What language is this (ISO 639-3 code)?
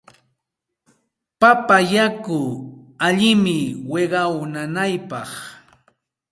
qxt